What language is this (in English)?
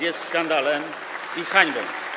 Polish